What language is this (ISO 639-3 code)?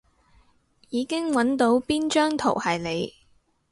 yue